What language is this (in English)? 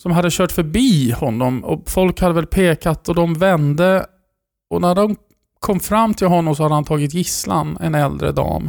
Swedish